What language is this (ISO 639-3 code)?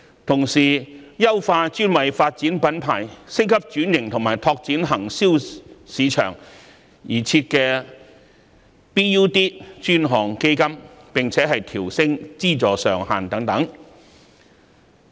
yue